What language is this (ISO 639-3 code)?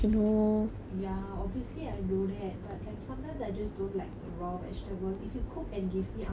eng